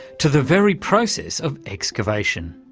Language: English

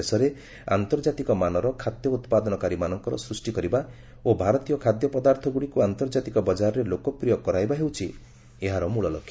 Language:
Odia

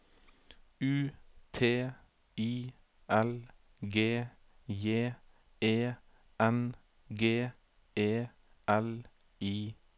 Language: Norwegian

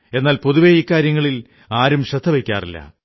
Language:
Malayalam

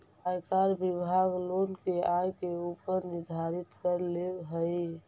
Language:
Magahi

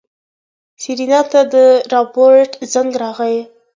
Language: Pashto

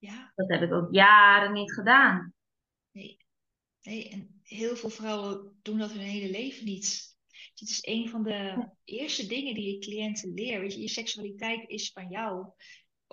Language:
Dutch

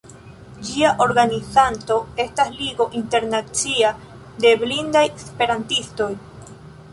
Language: Esperanto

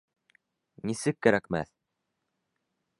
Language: Bashkir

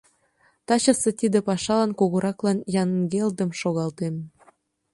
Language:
Mari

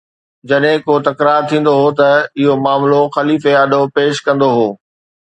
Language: Sindhi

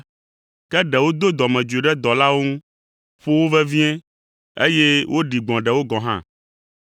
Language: Ewe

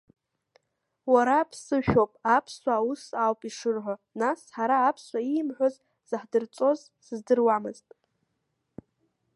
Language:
Abkhazian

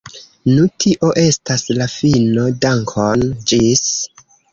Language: Esperanto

